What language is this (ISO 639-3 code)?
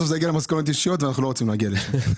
heb